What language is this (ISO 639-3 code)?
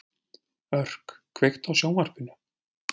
isl